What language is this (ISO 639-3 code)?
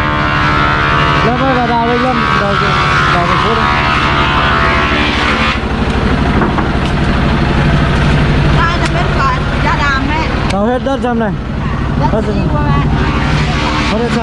vie